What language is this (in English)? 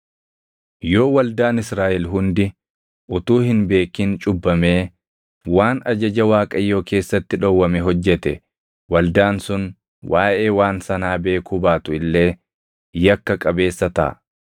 Oromo